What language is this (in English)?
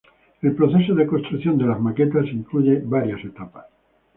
Spanish